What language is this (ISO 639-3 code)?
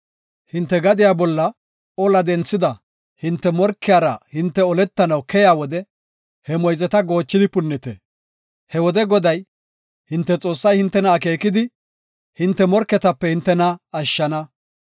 gof